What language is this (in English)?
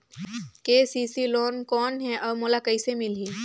Chhattisgarhi